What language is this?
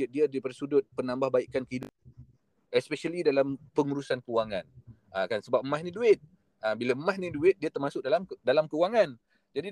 Malay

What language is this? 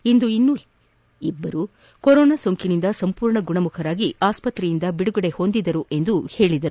Kannada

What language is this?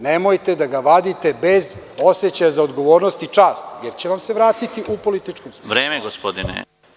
Serbian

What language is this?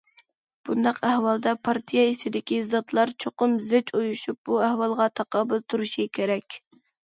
Uyghur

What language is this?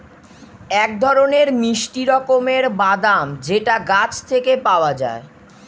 Bangla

